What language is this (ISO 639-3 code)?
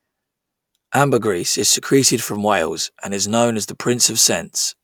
eng